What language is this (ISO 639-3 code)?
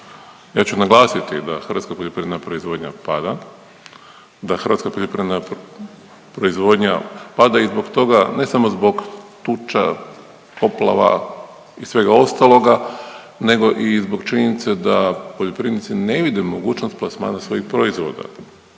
hrv